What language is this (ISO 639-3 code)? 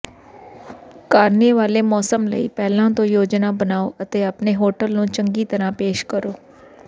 pan